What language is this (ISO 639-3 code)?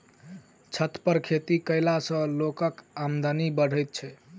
mai